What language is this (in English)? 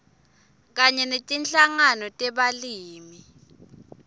Swati